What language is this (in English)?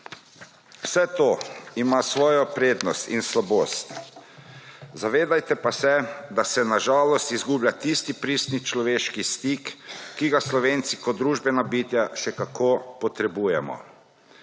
Slovenian